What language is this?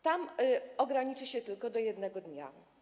Polish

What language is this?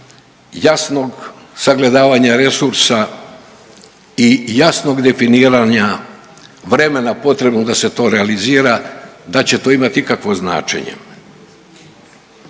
Croatian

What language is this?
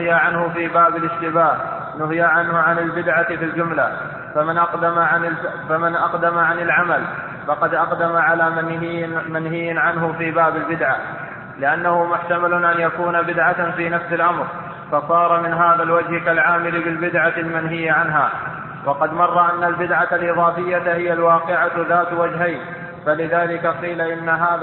Arabic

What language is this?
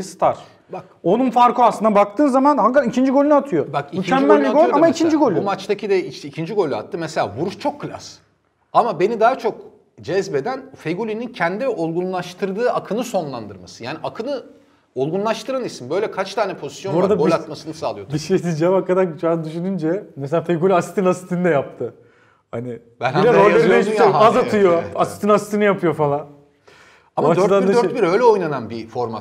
Turkish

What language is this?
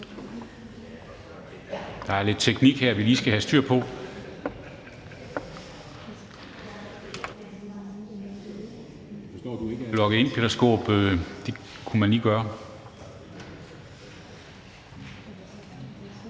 Danish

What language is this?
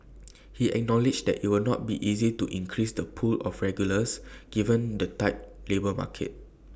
English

